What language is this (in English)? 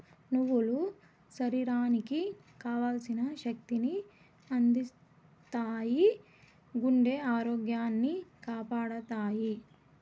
Telugu